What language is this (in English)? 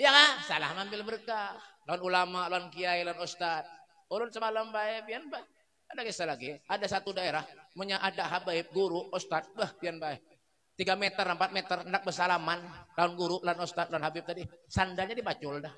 Indonesian